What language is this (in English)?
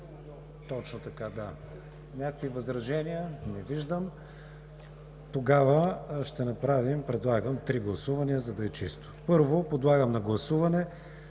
Bulgarian